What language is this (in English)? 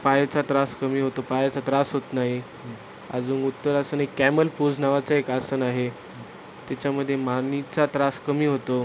Marathi